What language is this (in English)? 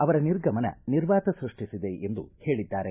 Kannada